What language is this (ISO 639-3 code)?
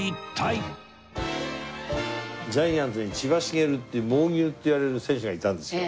jpn